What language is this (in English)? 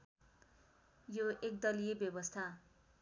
Nepali